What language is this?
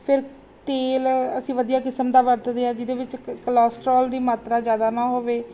Punjabi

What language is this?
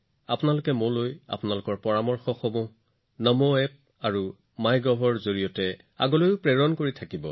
Assamese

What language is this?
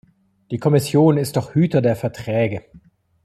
German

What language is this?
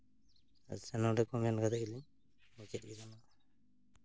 Santali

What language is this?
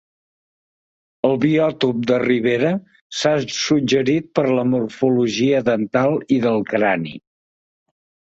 Catalan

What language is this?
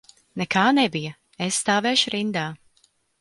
Latvian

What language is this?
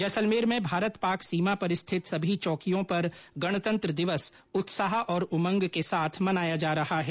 Hindi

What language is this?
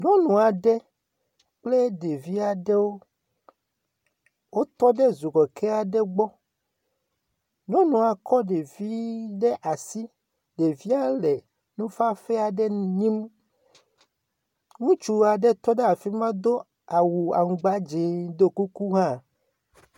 Ewe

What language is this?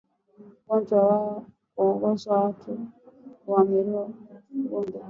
Swahili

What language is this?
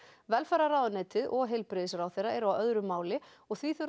Icelandic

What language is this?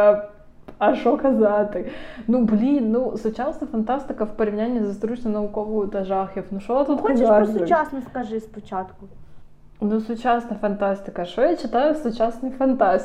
Ukrainian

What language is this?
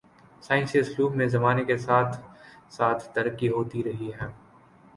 Urdu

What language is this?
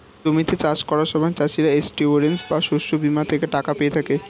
Bangla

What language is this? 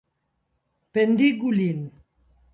Esperanto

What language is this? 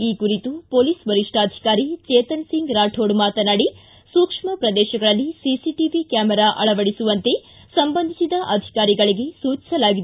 Kannada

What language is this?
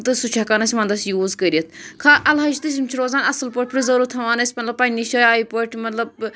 Kashmiri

